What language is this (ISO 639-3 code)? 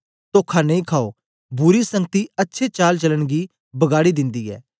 doi